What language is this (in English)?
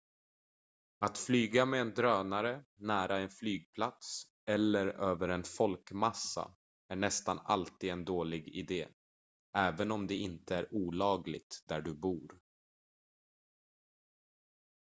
Swedish